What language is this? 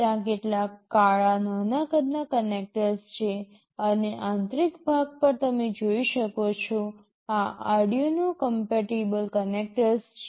Gujarati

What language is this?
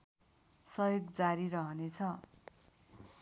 Nepali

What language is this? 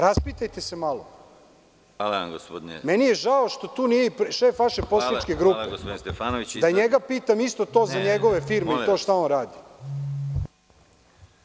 Serbian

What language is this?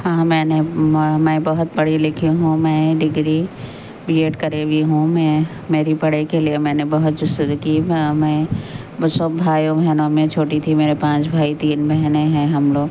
Urdu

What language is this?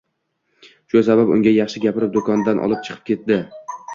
Uzbek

